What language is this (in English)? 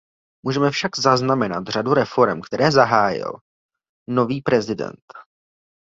Czech